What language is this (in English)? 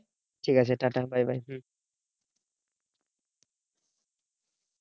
Bangla